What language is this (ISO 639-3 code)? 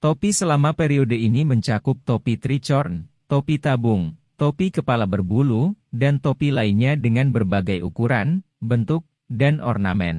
ind